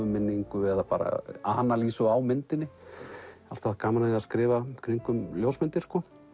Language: Icelandic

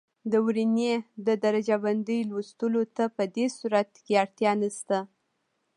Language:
Pashto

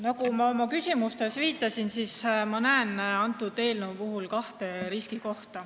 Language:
Estonian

